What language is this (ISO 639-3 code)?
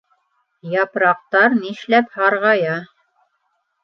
bak